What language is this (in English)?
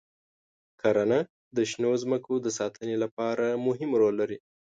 Pashto